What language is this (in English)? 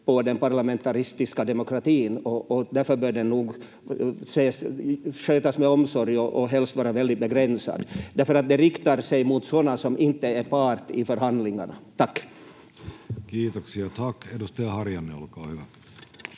Finnish